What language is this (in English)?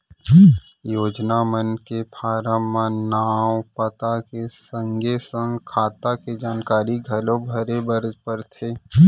Chhattisgarhi